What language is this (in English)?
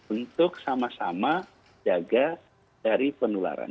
Indonesian